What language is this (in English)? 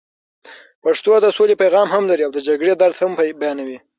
Pashto